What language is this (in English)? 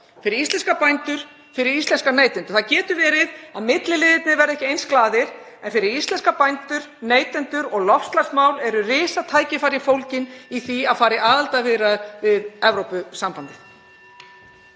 Icelandic